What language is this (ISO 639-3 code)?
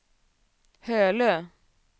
swe